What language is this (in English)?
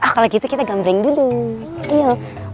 Indonesian